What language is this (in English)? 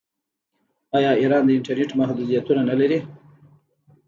Pashto